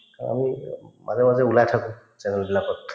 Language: Assamese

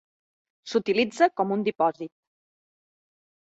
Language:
Catalan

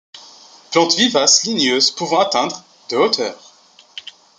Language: French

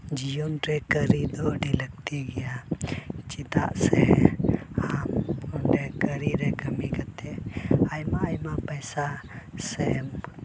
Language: Santali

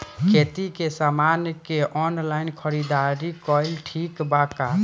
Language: Bhojpuri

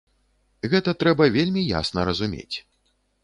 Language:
Belarusian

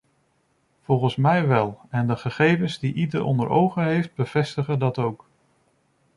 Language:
Dutch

